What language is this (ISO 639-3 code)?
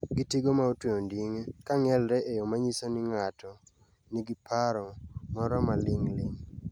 luo